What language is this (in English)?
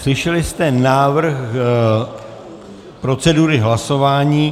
Czech